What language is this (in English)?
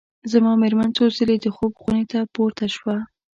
Pashto